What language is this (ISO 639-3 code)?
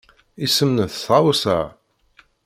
kab